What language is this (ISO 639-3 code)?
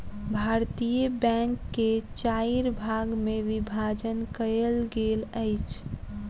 mai